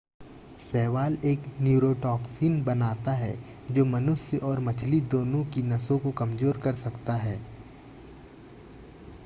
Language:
Hindi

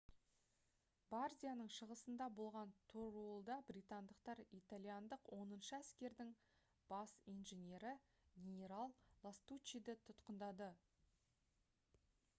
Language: Kazakh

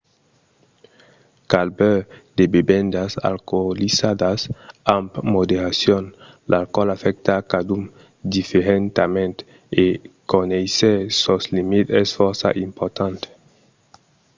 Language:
Occitan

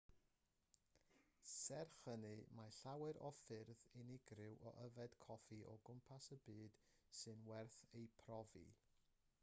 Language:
Welsh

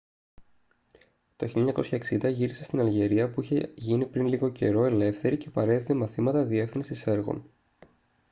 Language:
Greek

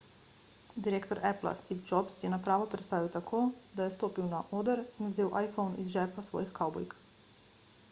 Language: Slovenian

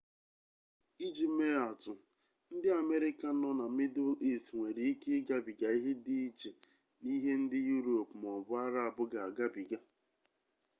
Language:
Igbo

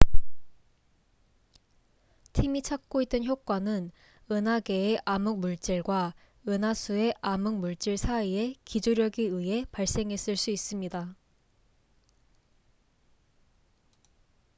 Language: Korean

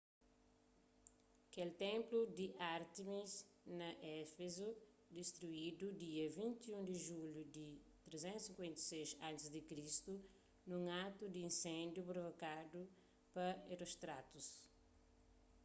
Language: Kabuverdianu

